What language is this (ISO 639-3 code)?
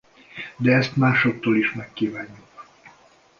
hun